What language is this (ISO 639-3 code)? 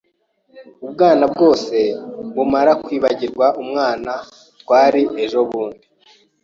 kin